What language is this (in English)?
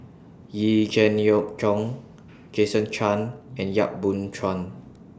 English